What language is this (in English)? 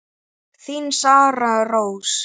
Icelandic